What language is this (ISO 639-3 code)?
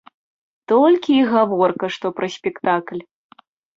bel